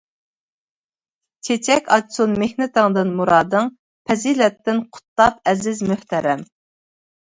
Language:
Uyghur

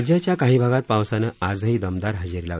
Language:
Marathi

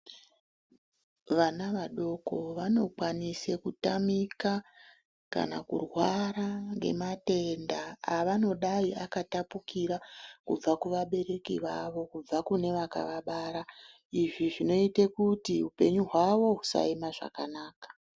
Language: Ndau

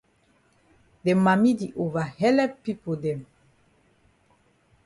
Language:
Cameroon Pidgin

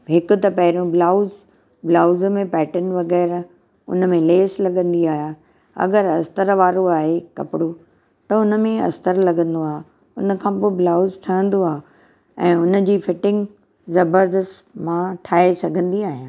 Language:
Sindhi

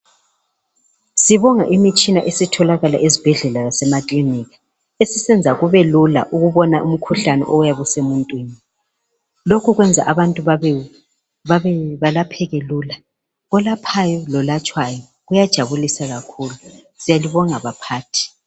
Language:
North Ndebele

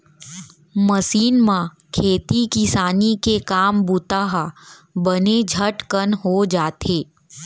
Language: Chhattisgarhi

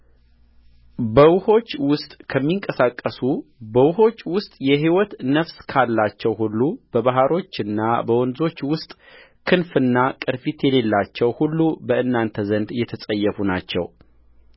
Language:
Amharic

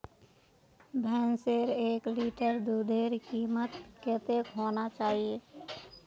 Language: Magahi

